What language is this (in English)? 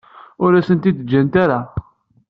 Kabyle